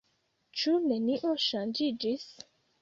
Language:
Esperanto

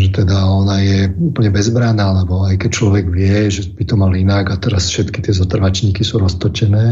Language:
Slovak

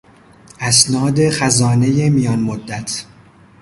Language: Persian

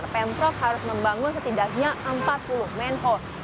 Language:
Indonesian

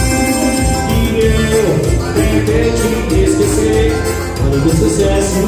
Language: Romanian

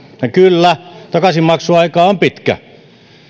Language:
Finnish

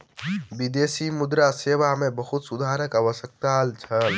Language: Maithili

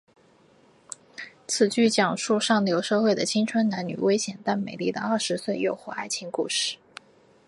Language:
Chinese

